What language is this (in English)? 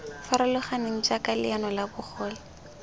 Tswana